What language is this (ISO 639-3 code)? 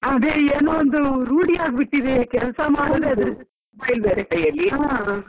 kan